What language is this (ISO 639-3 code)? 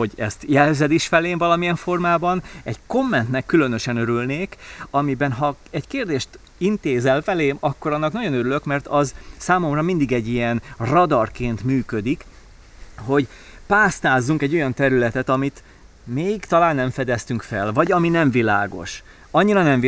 hun